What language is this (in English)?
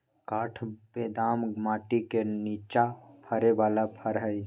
Magahi